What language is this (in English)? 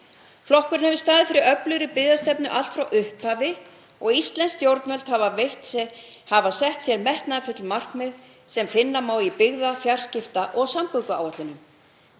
Icelandic